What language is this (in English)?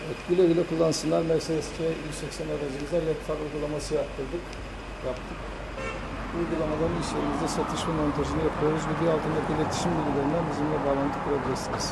Turkish